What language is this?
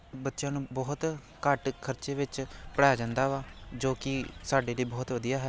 Punjabi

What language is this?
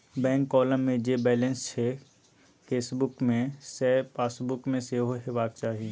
Maithili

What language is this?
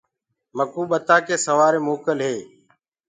Gurgula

